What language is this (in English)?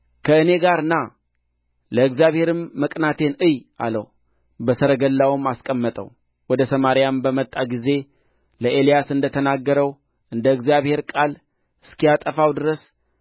Amharic